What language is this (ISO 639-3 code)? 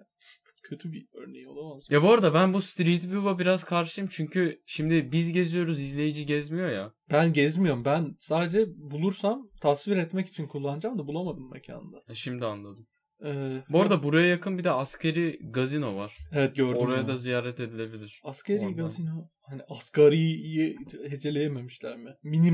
tur